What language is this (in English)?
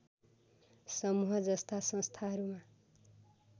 Nepali